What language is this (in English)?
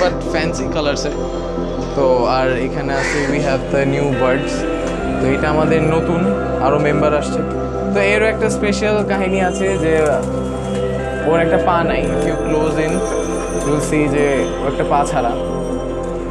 Romanian